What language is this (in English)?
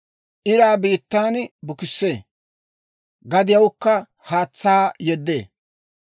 Dawro